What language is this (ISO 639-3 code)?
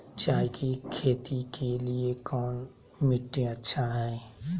mag